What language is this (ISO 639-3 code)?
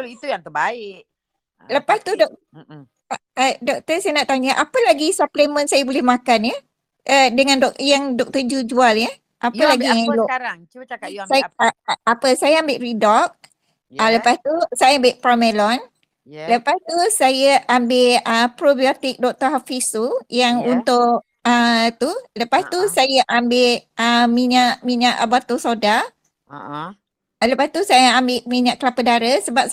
msa